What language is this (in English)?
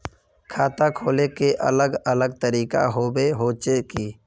Magahi